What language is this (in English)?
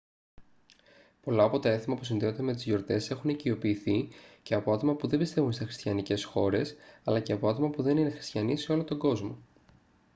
Greek